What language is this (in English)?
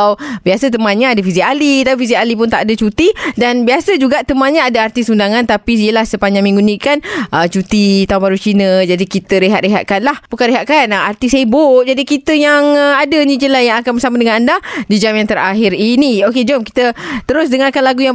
Malay